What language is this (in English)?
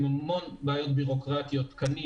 Hebrew